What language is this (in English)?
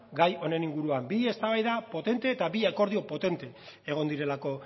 Basque